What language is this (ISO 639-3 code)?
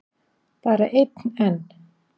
isl